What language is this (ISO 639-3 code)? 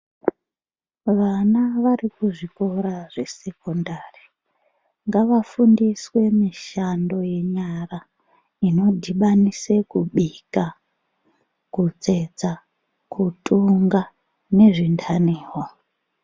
ndc